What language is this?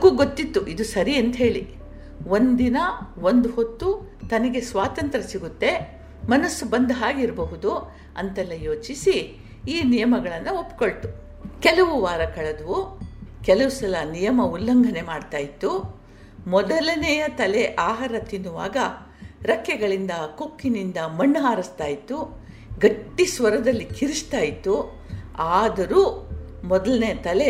Kannada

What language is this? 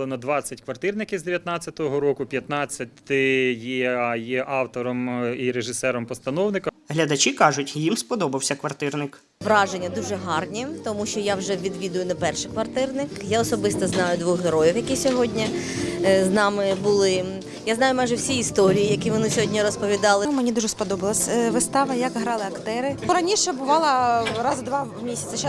Ukrainian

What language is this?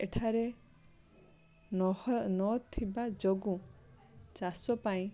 Odia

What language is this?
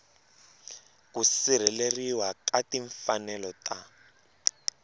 Tsonga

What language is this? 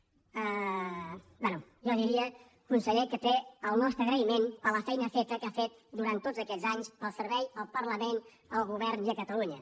Catalan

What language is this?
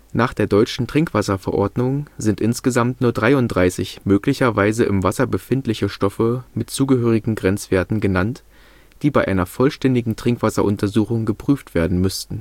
German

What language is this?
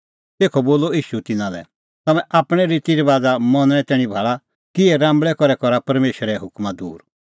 Kullu Pahari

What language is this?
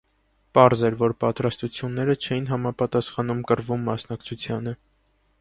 Armenian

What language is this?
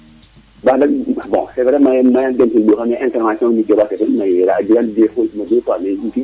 Serer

